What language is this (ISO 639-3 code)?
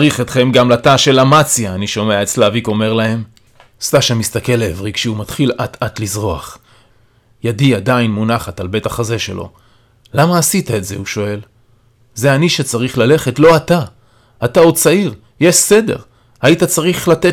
heb